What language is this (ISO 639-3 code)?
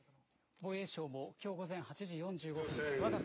jpn